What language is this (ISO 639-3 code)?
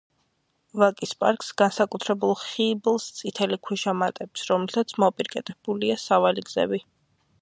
kat